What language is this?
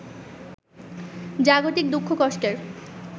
Bangla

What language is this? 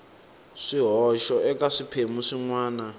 Tsonga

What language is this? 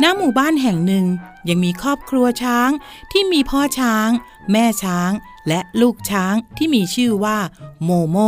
Thai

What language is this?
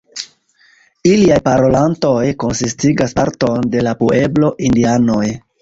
Esperanto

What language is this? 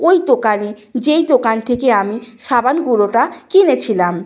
Bangla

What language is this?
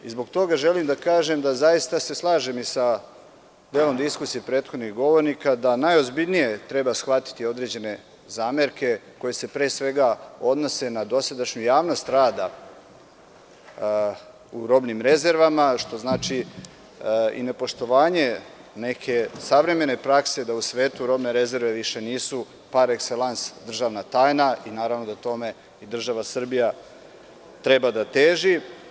Serbian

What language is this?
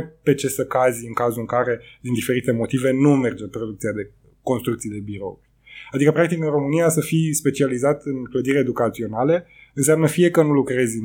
Romanian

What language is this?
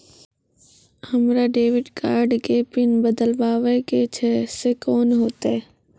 Maithili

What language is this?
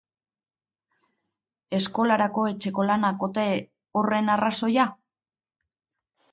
Basque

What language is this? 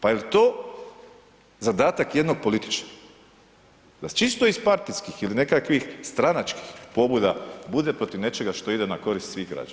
Croatian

